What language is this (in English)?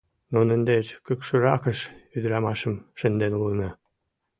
Mari